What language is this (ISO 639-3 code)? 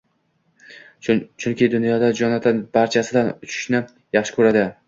uzb